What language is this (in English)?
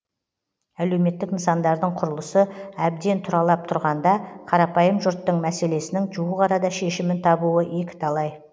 Kazakh